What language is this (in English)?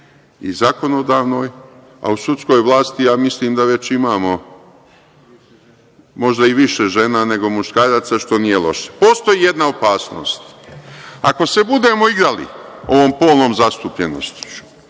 Serbian